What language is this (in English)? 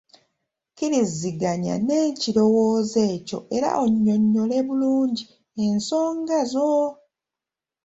Ganda